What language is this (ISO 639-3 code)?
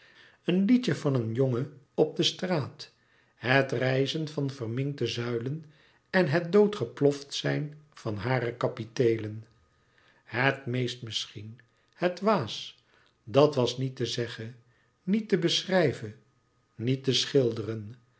nld